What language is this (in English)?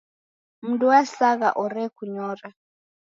Taita